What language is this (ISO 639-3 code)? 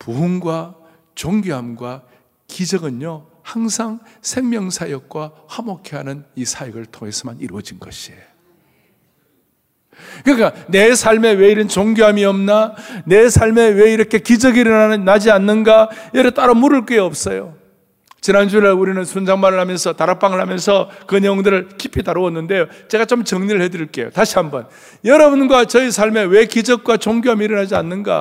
kor